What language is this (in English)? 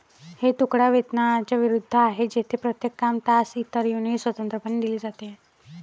Marathi